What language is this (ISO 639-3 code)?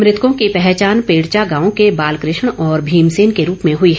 hin